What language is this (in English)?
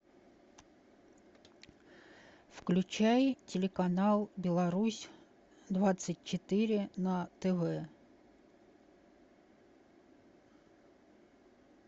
Russian